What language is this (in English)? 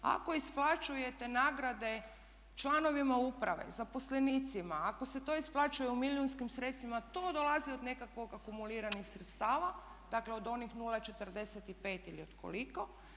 Croatian